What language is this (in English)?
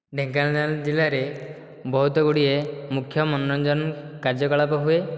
Odia